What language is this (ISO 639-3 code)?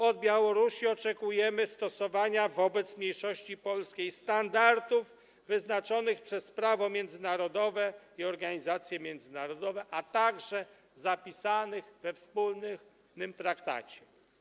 pol